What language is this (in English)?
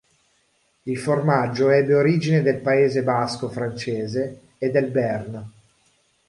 Italian